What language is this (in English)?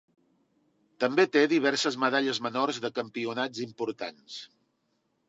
Catalan